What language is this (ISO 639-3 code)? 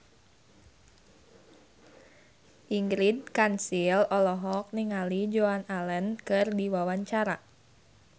sun